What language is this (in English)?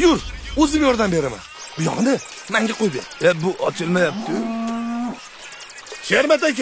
Korean